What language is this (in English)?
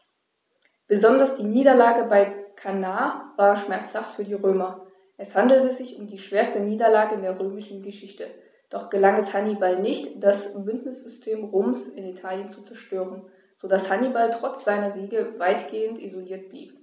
German